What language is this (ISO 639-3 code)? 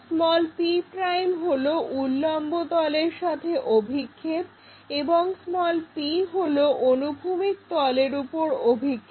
ben